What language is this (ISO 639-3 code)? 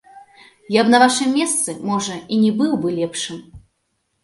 bel